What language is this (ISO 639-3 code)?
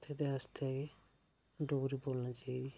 doi